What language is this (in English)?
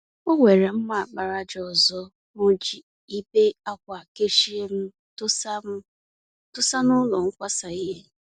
Igbo